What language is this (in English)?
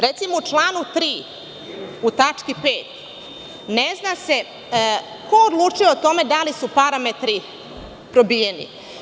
Serbian